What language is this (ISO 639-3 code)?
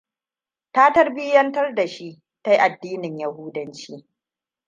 hau